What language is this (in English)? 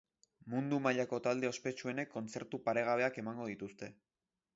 Basque